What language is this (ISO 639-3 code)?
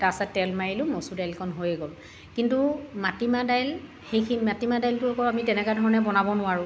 asm